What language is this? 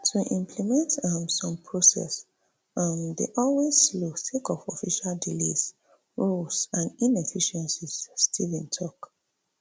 Nigerian Pidgin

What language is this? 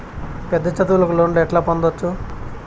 Telugu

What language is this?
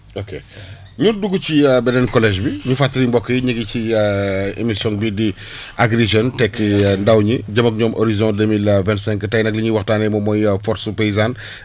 Wolof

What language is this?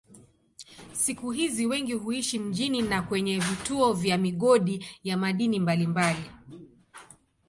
Swahili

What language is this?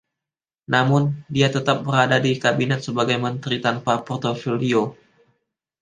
Indonesian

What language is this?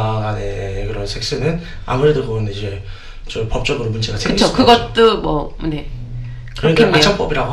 Korean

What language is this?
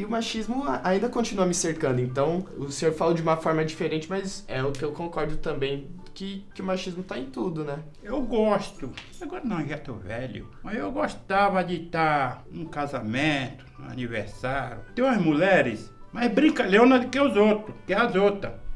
Portuguese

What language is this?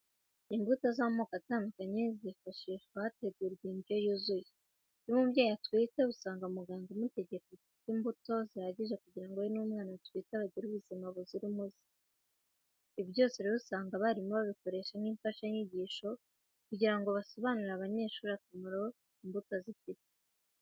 Kinyarwanda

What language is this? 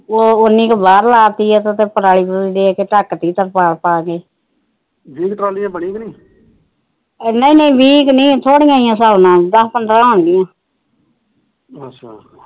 Punjabi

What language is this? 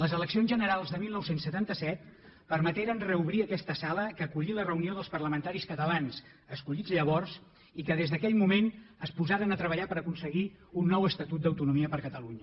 Catalan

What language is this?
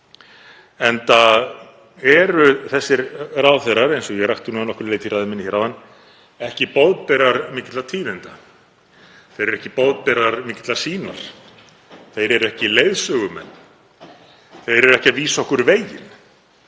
Icelandic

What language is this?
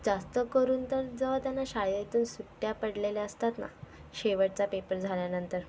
Marathi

